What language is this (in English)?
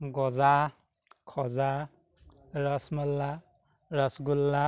Assamese